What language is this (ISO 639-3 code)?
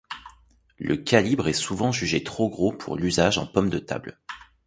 fra